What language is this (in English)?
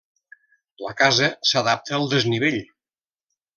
Catalan